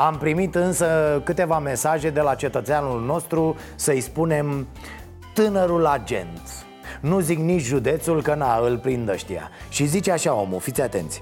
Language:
Romanian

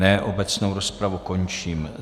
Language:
Czech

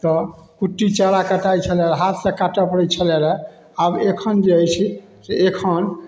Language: Maithili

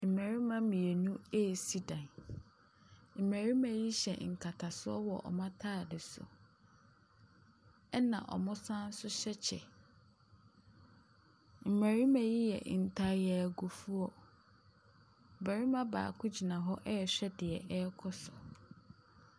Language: Akan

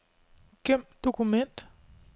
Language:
Danish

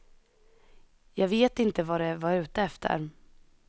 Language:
Swedish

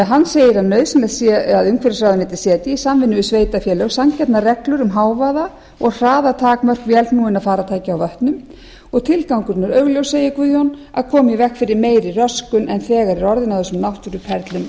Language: Icelandic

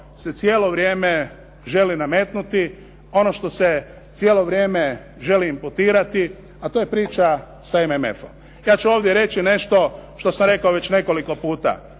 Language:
Croatian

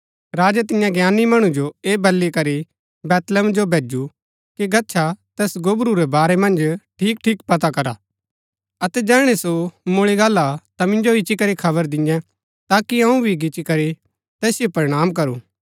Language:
Gaddi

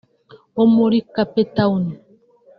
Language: Kinyarwanda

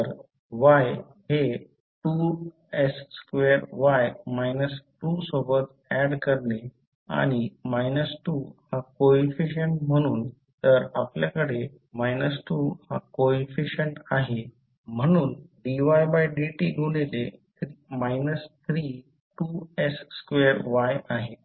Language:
Marathi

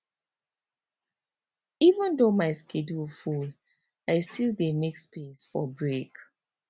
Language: Nigerian Pidgin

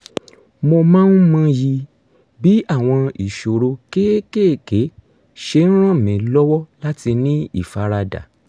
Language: Yoruba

